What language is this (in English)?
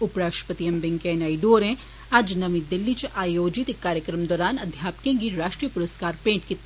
Dogri